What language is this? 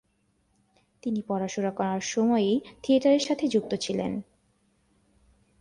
Bangla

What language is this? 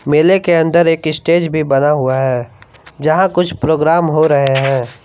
Hindi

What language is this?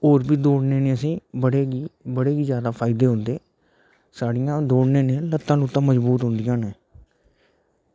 Dogri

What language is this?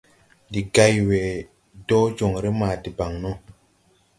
Tupuri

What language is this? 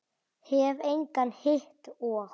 Icelandic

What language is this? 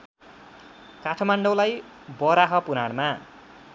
Nepali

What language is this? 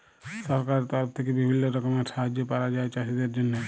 Bangla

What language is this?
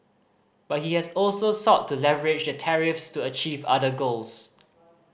English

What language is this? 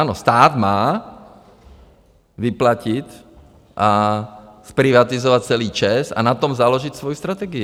Czech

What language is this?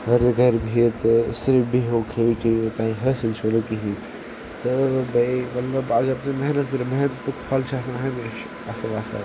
Kashmiri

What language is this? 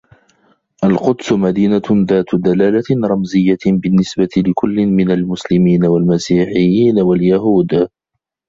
Arabic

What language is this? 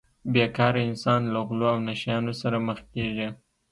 Pashto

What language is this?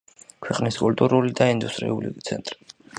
Georgian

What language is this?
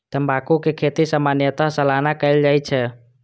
Maithili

